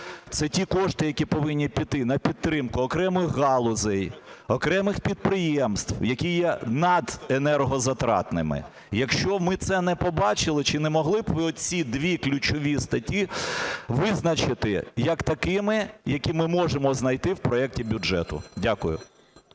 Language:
Ukrainian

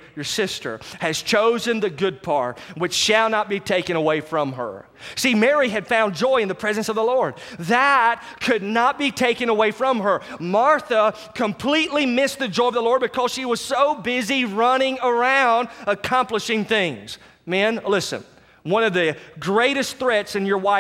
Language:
English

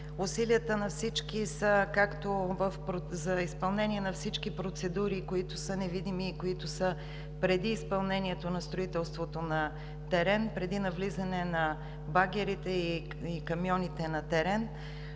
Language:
Bulgarian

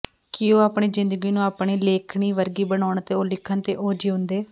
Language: Punjabi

